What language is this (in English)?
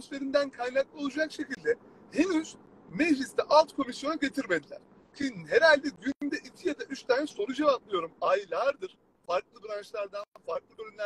Turkish